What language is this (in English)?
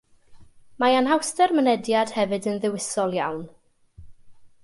Welsh